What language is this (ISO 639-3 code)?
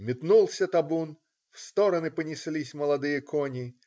rus